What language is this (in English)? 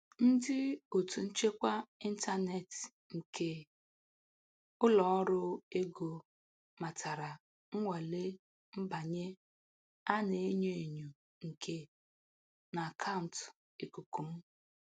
Igbo